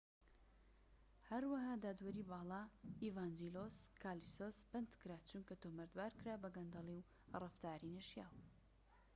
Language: Central Kurdish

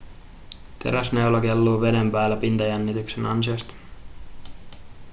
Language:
Finnish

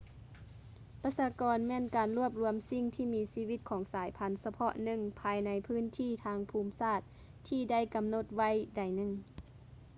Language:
Lao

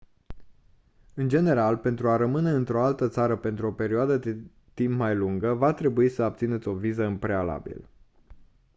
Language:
Romanian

